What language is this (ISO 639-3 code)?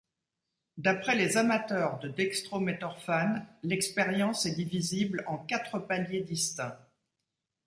fra